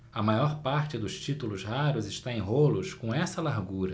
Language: Portuguese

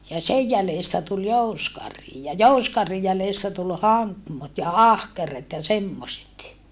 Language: Finnish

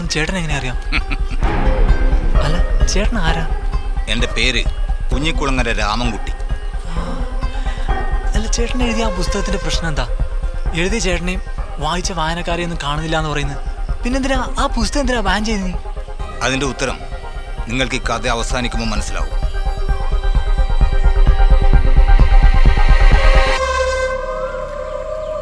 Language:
Malayalam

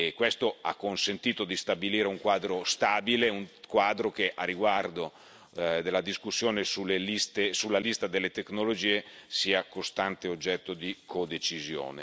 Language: Italian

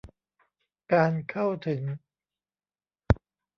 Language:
Thai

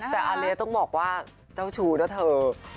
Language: Thai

